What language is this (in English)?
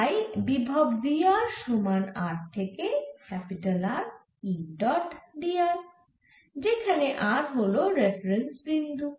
Bangla